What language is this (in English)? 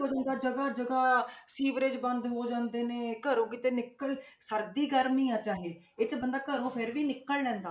Punjabi